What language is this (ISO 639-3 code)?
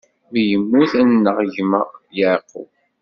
kab